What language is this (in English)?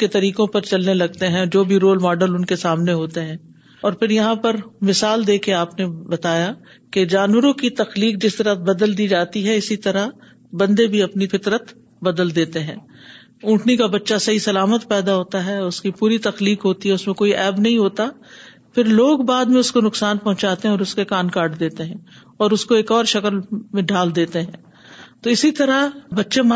Urdu